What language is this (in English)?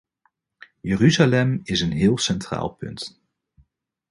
Dutch